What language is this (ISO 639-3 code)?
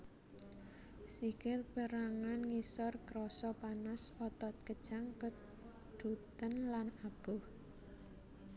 jav